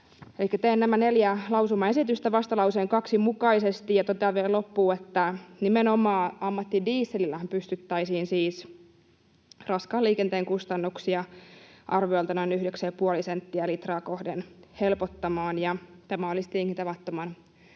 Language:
Finnish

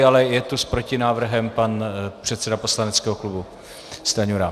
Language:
Czech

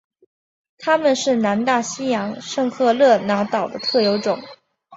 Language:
Chinese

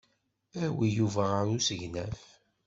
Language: Kabyle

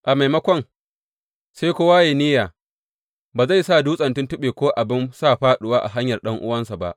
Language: Hausa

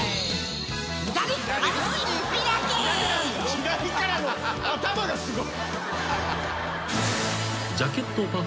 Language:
Japanese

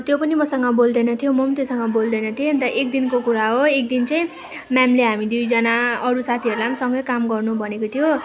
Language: Nepali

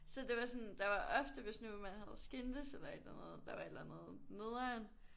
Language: Danish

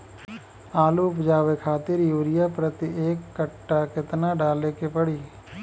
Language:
Bhojpuri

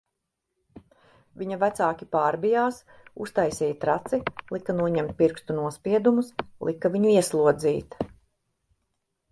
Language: Latvian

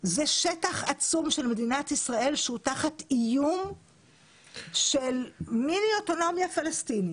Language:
Hebrew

